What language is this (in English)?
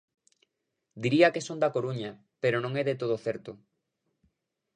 Galician